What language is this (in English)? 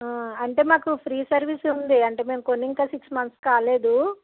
Telugu